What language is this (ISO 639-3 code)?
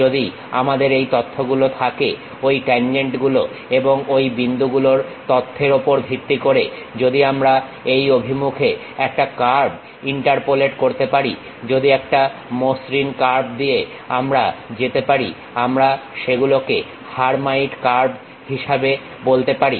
ben